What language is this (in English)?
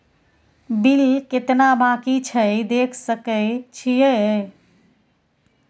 Maithili